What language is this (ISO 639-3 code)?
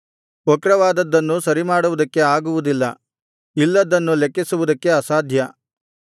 kan